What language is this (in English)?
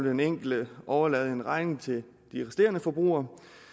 Danish